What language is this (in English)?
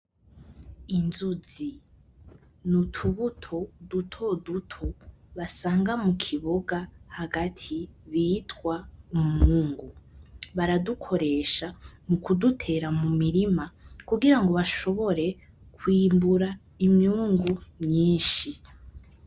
Rundi